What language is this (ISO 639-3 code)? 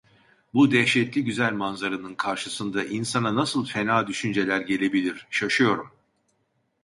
tur